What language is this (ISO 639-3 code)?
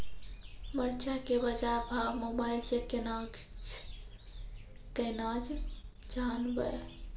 mai